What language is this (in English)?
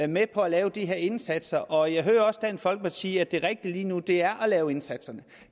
Danish